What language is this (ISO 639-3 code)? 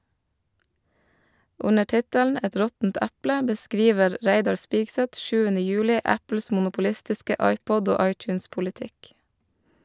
nor